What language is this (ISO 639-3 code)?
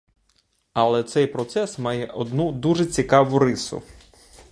ukr